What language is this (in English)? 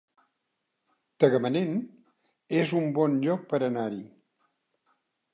Catalan